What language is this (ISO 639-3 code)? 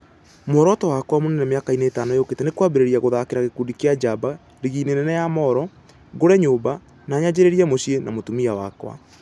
kik